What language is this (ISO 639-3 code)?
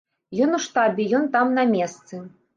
bel